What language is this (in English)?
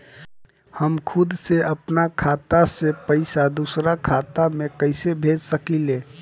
Bhojpuri